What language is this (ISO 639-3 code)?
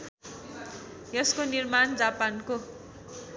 nep